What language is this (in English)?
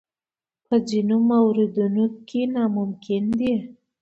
Pashto